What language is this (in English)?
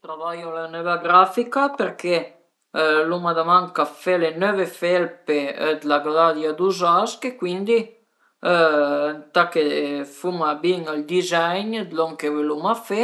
Piedmontese